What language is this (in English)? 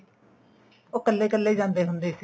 Punjabi